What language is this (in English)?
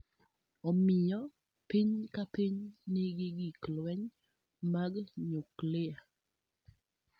Luo (Kenya and Tanzania)